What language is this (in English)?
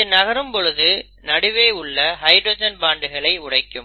Tamil